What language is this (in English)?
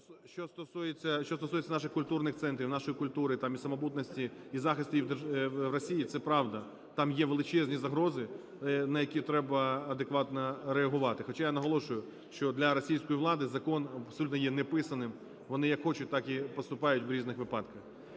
Ukrainian